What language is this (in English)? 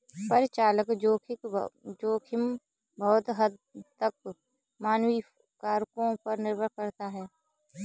Hindi